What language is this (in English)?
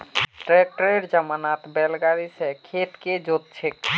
Magahi